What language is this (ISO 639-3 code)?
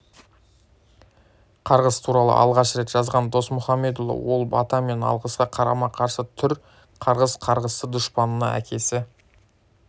kaz